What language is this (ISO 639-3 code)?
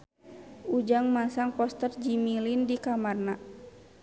sun